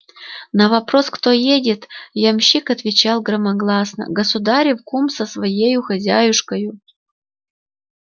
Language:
Russian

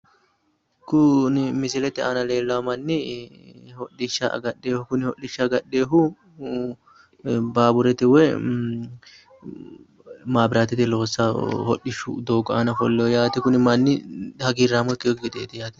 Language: Sidamo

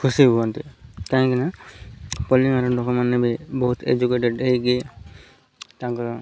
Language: Odia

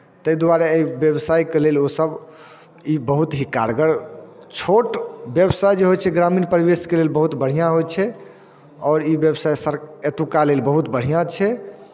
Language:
Maithili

